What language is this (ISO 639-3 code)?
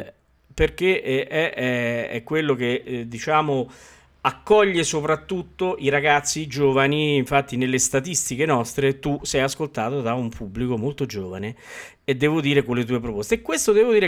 ita